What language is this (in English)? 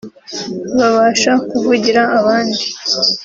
Kinyarwanda